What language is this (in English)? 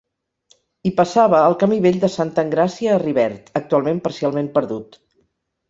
Catalan